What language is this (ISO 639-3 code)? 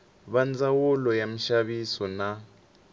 tso